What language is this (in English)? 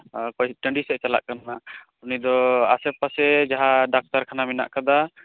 Santali